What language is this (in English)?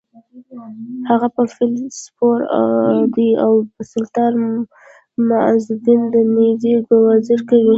Pashto